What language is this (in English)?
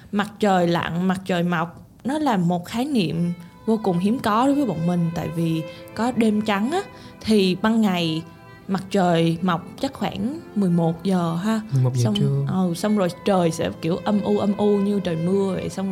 Vietnamese